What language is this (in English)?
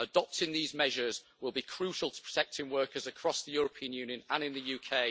English